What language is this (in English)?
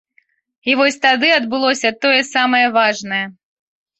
Belarusian